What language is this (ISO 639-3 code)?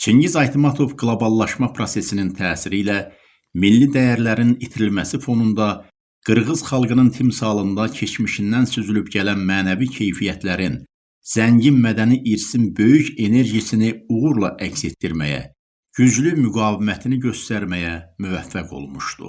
tur